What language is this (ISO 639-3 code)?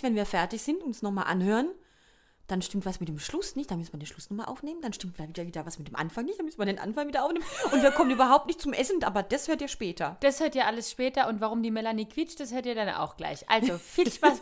deu